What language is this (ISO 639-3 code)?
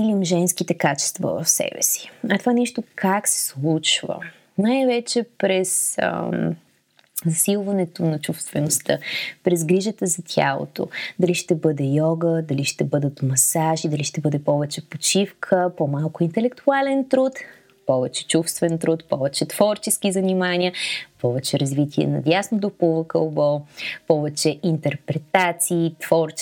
bul